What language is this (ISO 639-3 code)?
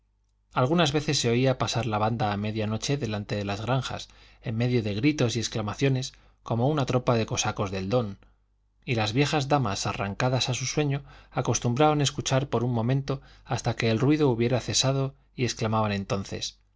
spa